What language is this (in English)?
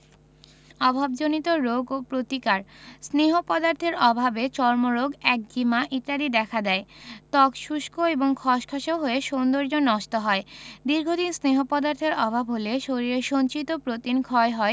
Bangla